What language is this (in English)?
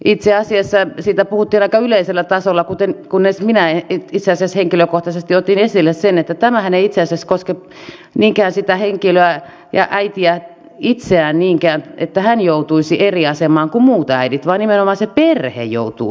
Finnish